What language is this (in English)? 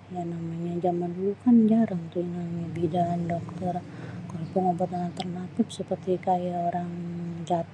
Betawi